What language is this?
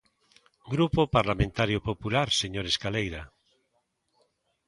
Galician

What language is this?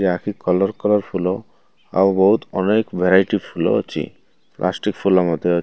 Odia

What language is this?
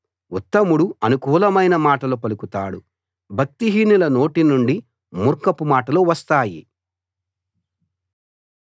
Telugu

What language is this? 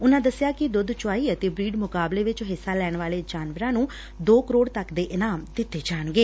Punjabi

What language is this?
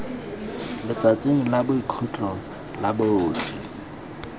Tswana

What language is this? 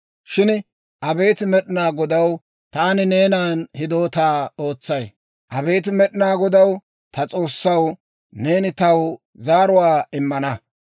Dawro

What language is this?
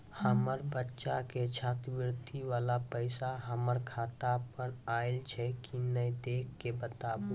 Maithili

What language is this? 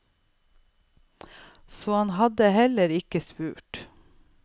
Norwegian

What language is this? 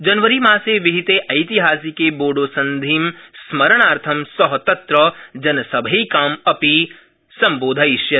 Sanskrit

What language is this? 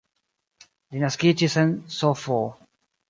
Esperanto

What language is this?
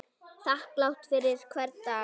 Icelandic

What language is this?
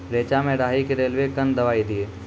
Maithili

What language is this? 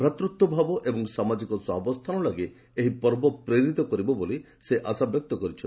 Odia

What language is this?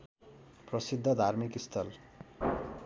Nepali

